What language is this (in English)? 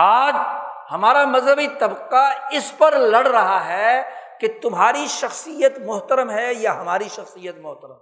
Urdu